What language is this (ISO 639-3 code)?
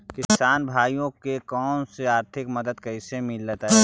mag